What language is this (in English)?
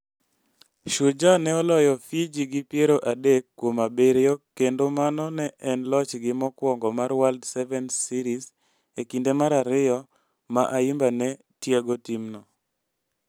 Luo (Kenya and Tanzania)